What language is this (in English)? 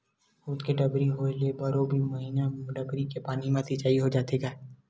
Chhattisgarhi